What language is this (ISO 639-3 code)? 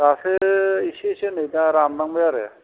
brx